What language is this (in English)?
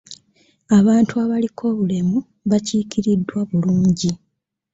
Ganda